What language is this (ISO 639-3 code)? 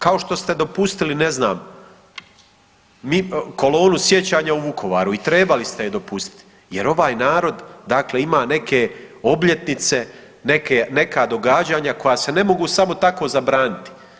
hrv